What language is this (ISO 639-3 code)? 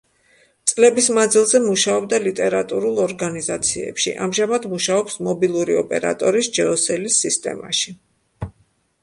kat